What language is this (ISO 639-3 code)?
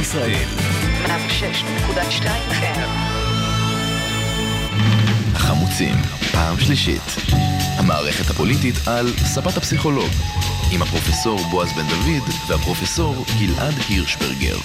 heb